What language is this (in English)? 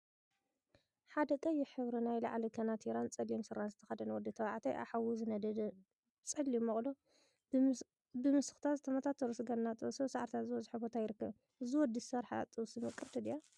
Tigrinya